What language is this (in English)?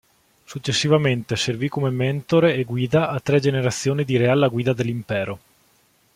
Italian